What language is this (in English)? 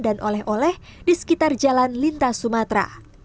Indonesian